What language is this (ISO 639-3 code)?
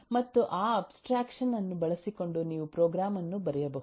kan